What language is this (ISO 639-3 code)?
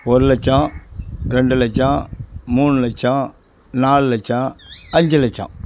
tam